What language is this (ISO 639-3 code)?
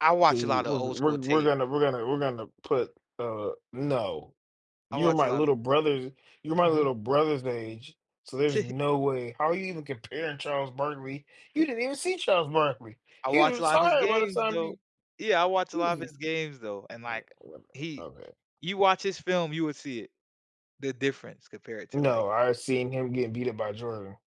eng